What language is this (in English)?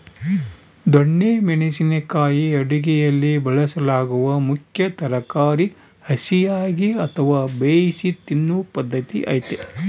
Kannada